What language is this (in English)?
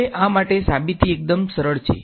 Gujarati